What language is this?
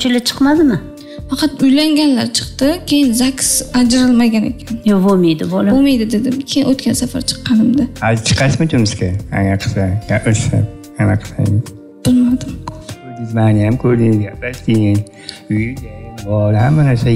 Turkish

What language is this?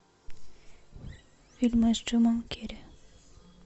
Russian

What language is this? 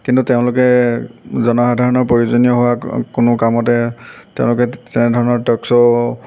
Assamese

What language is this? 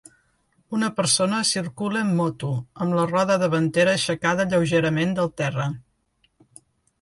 Catalan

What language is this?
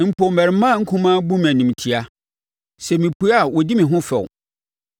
Akan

